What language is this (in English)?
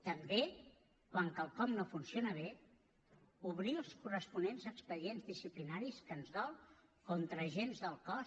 Catalan